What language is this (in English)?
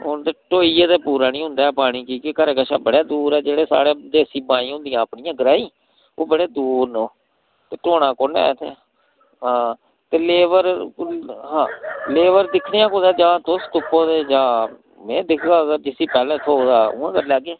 Dogri